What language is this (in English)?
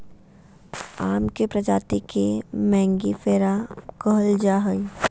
Magahi